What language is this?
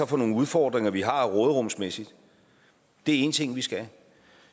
Danish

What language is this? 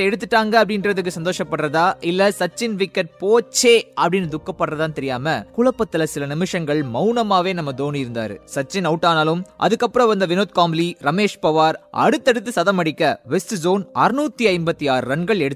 Tamil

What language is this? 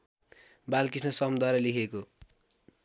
Nepali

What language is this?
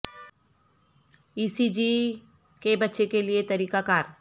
Urdu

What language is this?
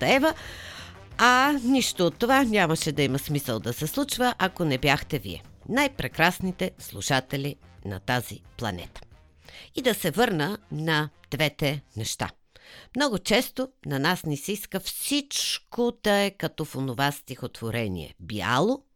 Bulgarian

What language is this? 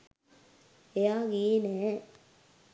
Sinhala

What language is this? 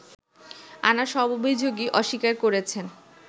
Bangla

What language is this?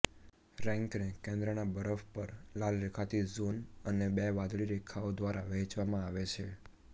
Gujarati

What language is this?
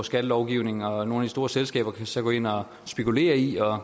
Danish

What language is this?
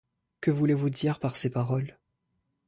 French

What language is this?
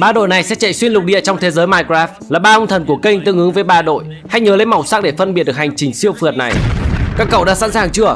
Vietnamese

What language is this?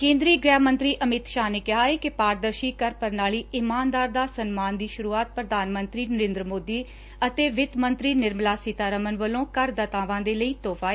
Punjabi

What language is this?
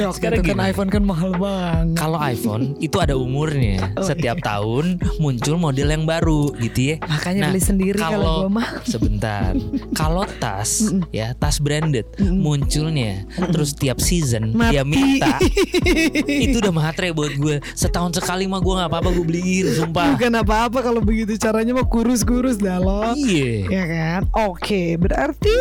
Indonesian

